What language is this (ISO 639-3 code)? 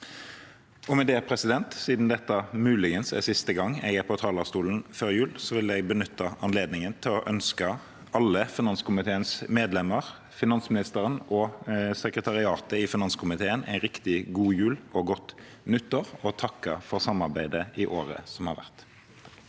nor